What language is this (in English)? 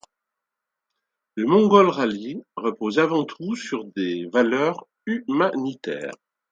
French